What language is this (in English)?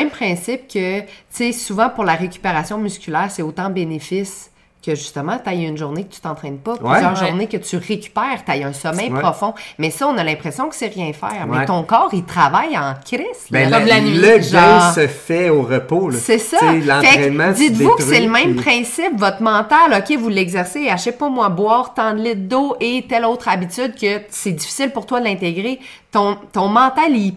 French